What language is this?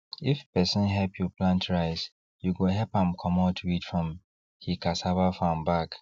Nigerian Pidgin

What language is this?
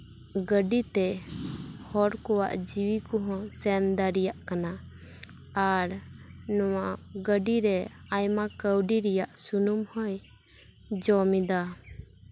Santali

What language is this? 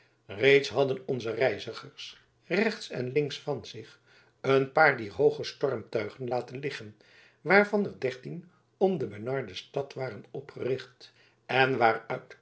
Dutch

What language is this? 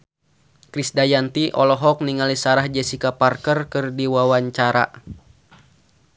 Sundanese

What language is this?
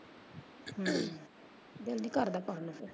Punjabi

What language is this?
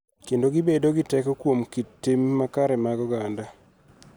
Luo (Kenya and Tanzania)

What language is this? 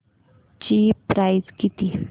Marathi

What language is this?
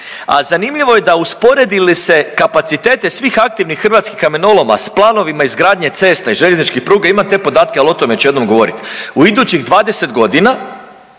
Croatian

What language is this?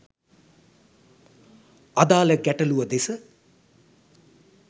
Sinhala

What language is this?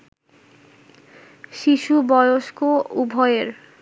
Bangla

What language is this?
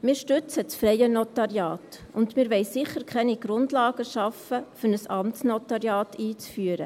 Swiss German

